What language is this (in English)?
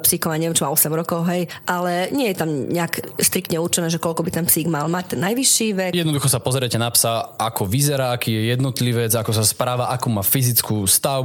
Slovak